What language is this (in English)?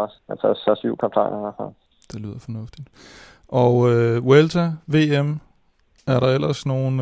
Danish